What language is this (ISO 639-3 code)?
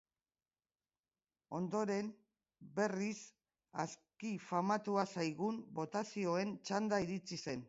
eus